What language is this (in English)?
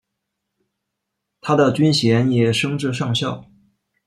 Chinese